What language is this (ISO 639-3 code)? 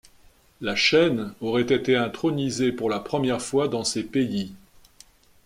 fra